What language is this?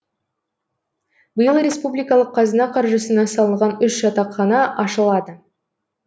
Kazakh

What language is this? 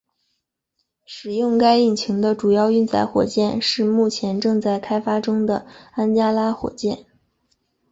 Chinese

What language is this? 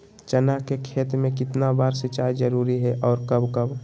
Magahi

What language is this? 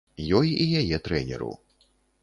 Belarusian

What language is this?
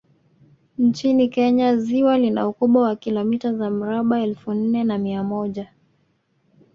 Swahili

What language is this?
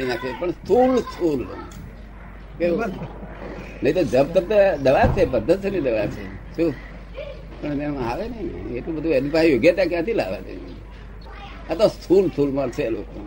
Gujarati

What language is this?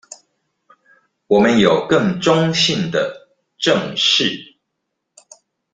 Chinese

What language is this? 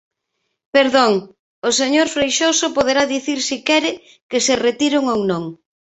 Galician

